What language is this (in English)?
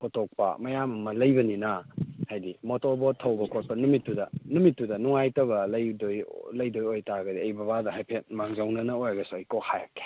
Manipuri